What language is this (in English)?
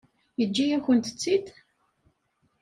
Kabyle